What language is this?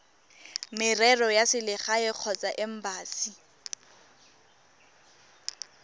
Tswana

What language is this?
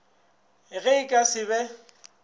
Northern Sotho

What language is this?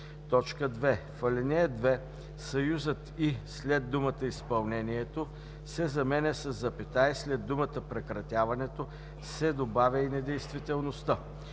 Bulgarian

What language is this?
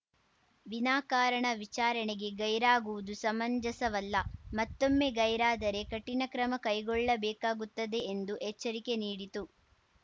Kannada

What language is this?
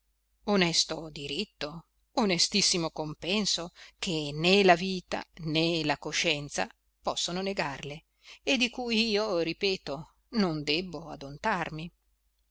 Italian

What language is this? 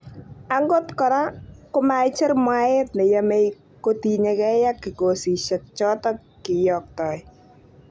Kalenjin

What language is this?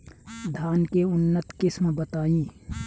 Bhojpuri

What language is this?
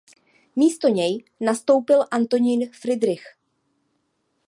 Czech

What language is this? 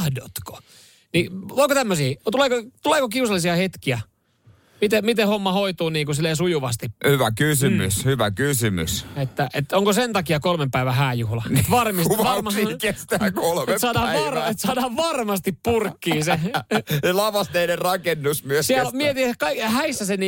Finnish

